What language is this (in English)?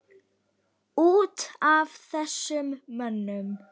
Icelandic